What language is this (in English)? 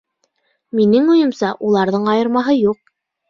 Bashkir